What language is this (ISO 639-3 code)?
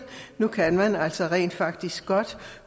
dan